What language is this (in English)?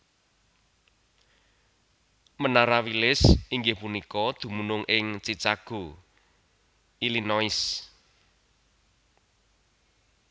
Javanese